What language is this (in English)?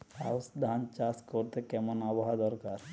Bangla